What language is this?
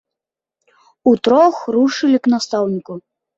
Belarusian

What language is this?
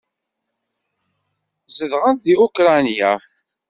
Kabyle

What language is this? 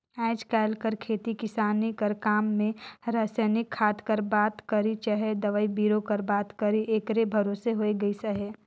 Chhattisgarhi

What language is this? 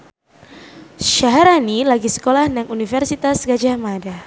Javanese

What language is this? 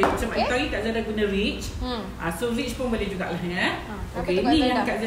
Malay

